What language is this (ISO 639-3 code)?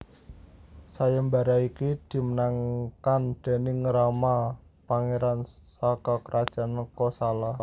jav